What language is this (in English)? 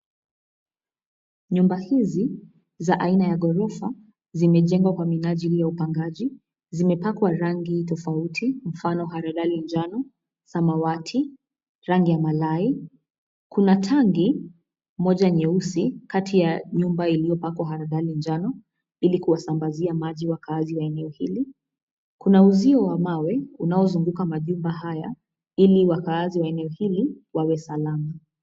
Swahili